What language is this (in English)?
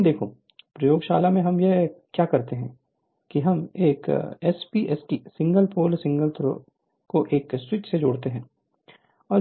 Hindi